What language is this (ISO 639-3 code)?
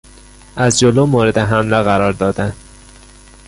fas